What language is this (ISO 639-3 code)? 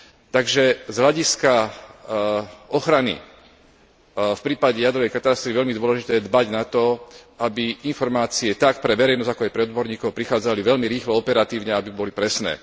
slk